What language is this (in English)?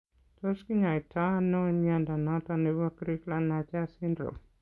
Kalenjin